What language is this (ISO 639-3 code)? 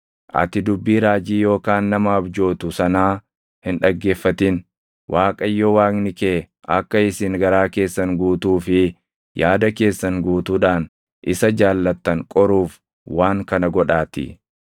orm